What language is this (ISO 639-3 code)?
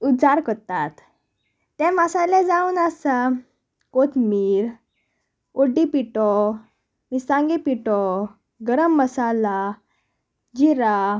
kok